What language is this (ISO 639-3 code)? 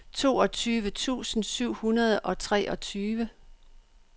dan